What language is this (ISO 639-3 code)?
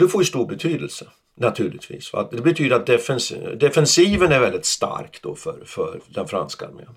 swe